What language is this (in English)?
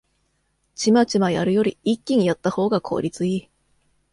Japanese